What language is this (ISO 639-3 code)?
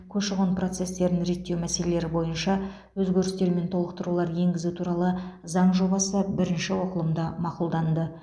kaz